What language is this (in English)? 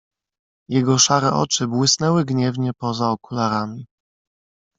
Polish